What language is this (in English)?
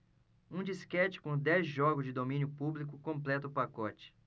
Portuguese